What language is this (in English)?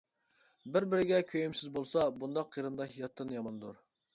Uyghur